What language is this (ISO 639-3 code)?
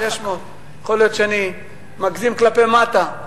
heb